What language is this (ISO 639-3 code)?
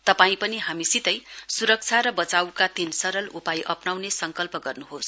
nep